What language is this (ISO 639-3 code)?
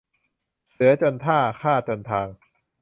tha